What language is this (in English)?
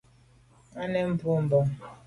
Medumba